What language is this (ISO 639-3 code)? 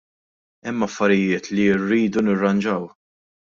mlt